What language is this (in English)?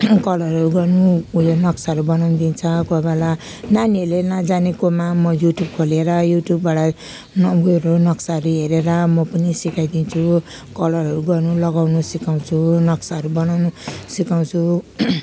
Nepali